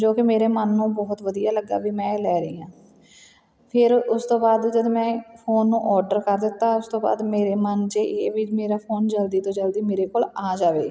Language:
Punjabi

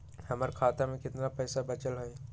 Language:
Magahi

